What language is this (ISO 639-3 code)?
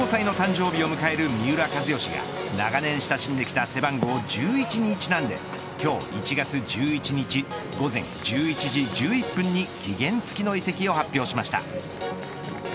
jpn